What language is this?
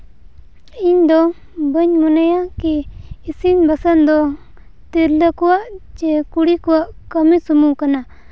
Santali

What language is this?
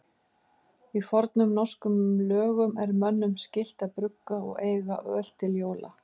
Icelandic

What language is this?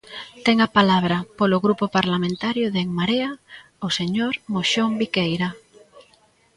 Galician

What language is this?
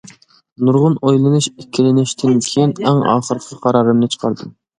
Uyghur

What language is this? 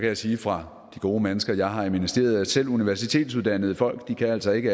Danish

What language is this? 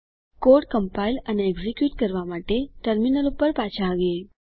Gujarati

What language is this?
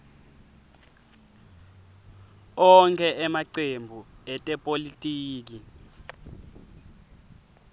Swati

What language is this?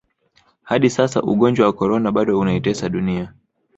Swahili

